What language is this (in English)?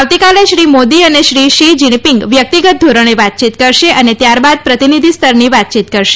Gujarati